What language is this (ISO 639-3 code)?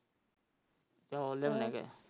pan